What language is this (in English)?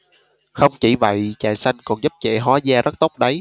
Vietnamese